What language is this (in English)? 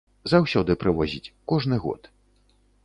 Belarusian